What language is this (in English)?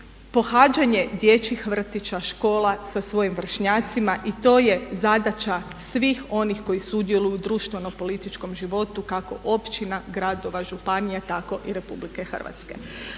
Croatian